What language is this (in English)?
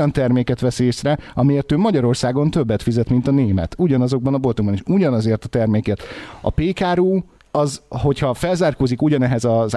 Hungarian